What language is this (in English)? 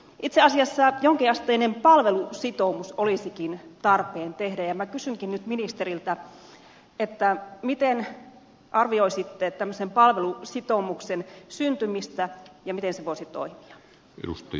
Finnish